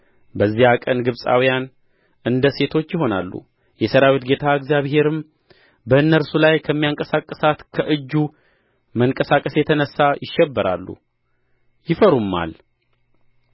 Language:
Amharic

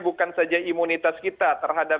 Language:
Indonesian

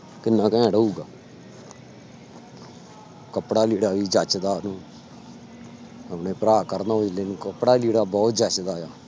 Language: Punjabi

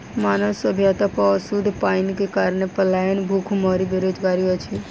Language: Maithili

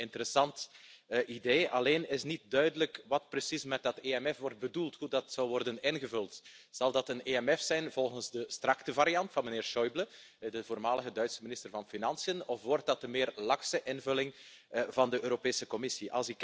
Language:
Dutch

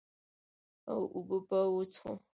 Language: Pashto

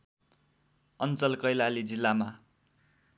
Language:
Nepali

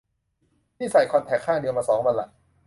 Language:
Thai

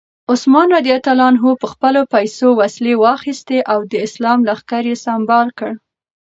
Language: Pashto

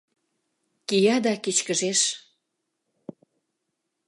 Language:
Mari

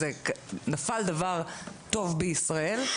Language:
Hebrew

